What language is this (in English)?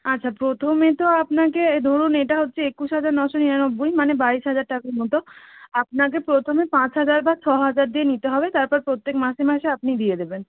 Bangla